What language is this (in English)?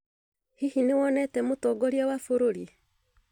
Kikuyu